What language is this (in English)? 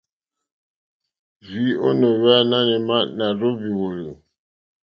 Mokpwe